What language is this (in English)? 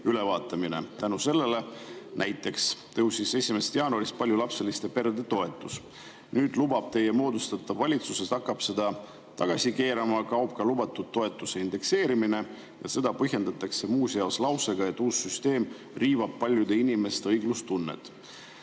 Estonian